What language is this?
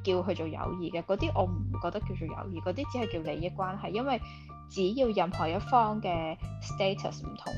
Chinese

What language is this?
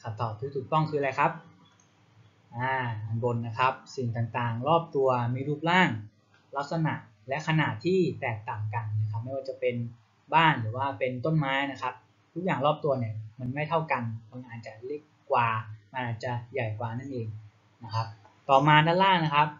Thai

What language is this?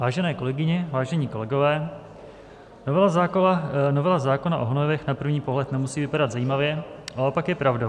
Czech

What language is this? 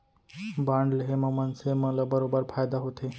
Chhattisgarhi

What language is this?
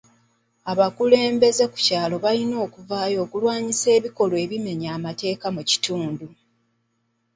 Ganda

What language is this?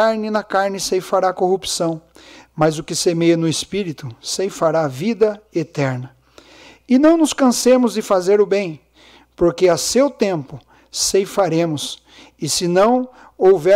Portuguese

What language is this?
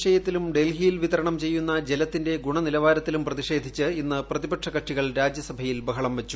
Malayalam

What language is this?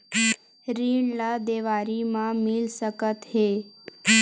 Chhattisgarhi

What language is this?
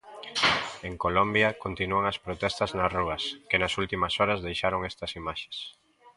Galician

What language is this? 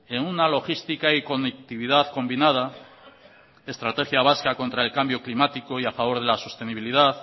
Spanish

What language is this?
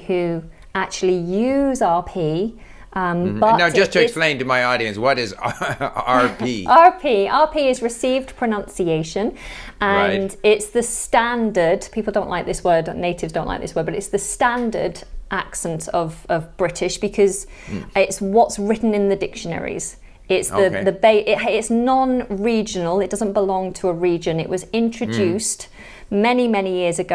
English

